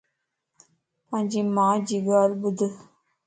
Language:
Lasi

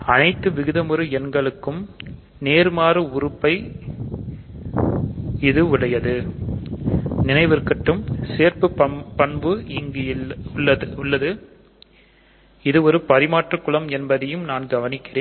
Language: Tamil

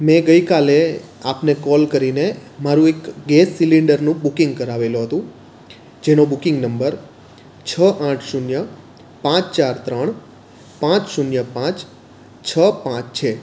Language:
Gujarati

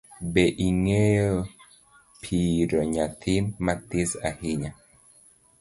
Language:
Luo (Kenya and Tanzania)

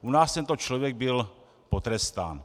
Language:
Czech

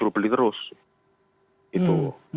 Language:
Indonesian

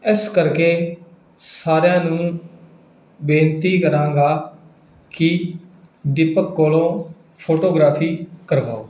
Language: Punjabi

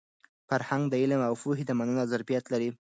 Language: Pashto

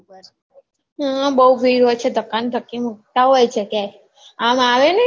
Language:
Gujarati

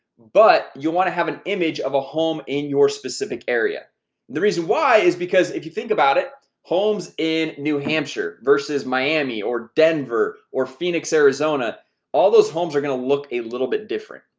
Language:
English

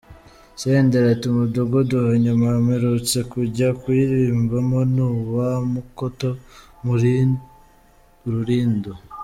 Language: Kinyarwanda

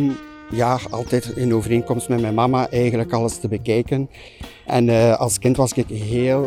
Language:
Dutch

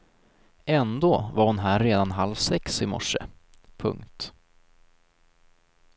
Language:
Swedish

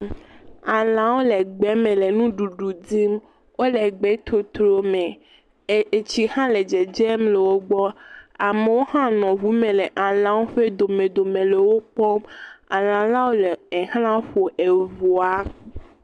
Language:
Ewe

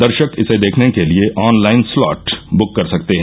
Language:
Hindi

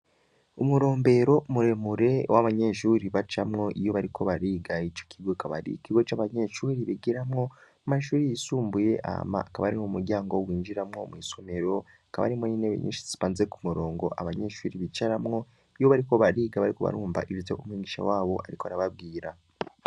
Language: Rundi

